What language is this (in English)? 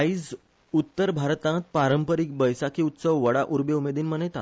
Konkani